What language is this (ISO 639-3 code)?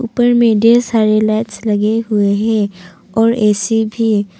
hin